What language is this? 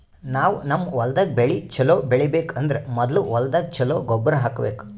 Kannada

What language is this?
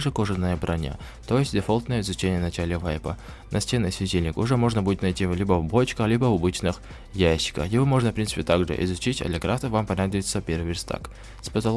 Russian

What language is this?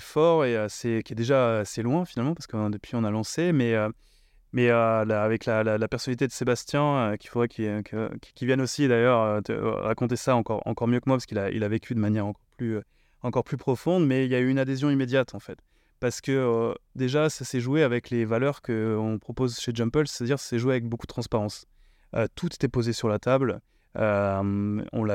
French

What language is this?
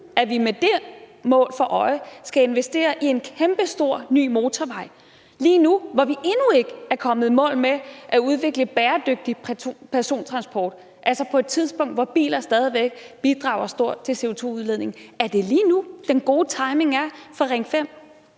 Danish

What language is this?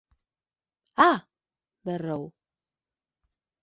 Galician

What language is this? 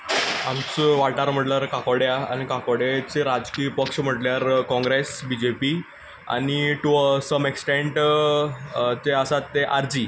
Konkani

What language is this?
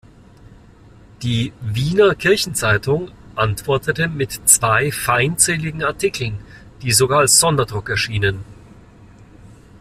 German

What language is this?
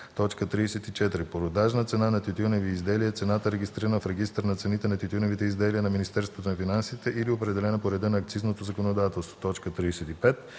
Bulgarian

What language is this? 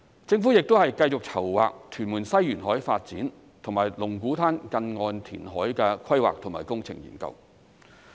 Cantonese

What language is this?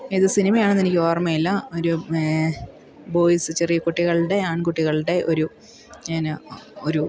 Malayalam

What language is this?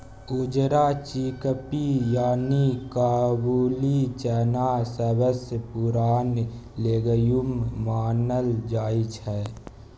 Maithili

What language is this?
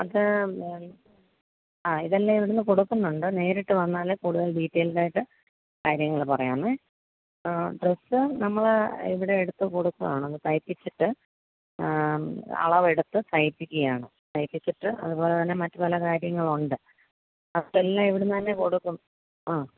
Malayalam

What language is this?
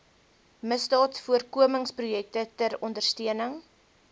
Afrikaans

